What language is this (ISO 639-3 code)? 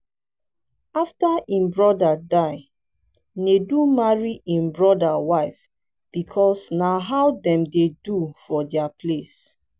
pcm